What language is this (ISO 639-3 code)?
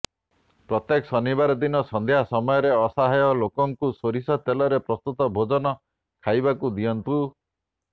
ori